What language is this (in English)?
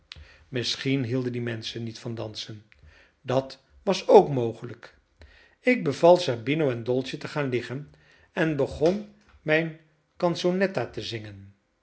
Dutch